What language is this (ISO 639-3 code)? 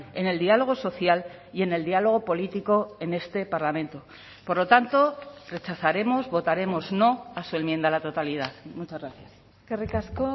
spa